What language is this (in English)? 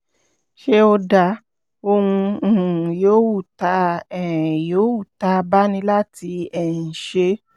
Yoruba